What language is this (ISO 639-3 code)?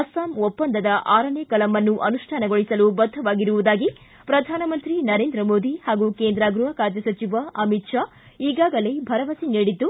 kan